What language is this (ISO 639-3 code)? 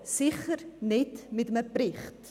gsw